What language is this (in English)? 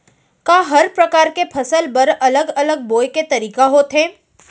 Chhattisgarhi